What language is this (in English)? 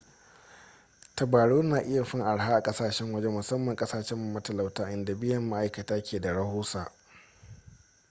Hausa